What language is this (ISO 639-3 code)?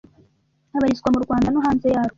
kin